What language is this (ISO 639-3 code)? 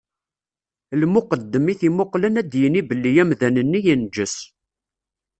kab